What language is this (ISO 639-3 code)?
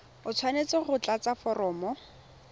tsn